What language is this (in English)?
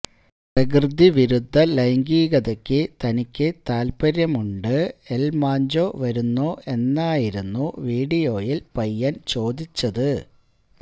Malayalam